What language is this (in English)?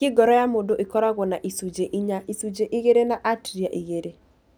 Kikuyu